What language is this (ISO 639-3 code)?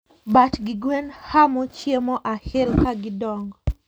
luo